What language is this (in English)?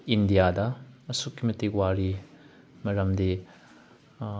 Manipuri